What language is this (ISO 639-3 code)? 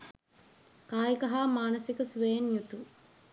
sin